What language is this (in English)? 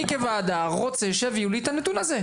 Hebrew